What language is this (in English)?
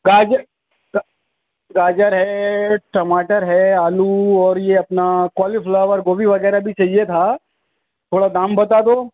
Urdu